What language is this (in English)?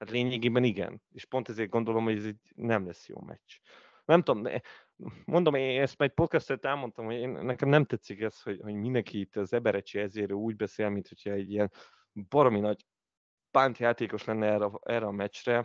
Hungarian